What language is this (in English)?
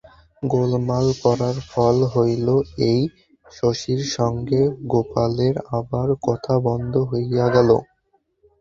Bangla